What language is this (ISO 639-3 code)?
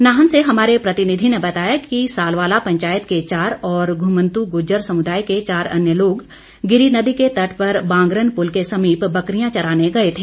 hin